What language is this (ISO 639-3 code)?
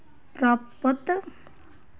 doi